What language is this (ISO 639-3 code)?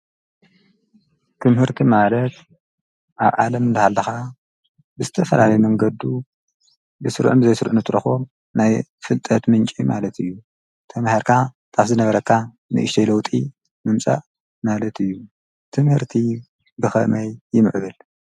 tir